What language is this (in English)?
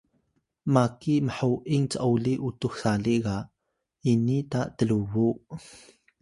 Atayal